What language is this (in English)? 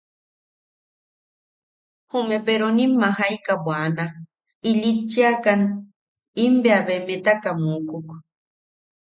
Yaqui